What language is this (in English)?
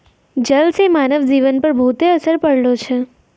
Maithili